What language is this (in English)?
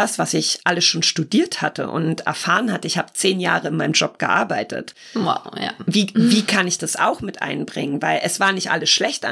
German